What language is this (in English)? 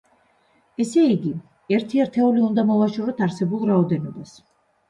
Georgian